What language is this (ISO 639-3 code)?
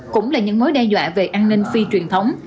vie